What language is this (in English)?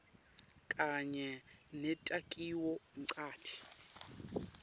Swati